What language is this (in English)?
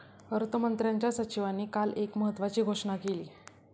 Marathi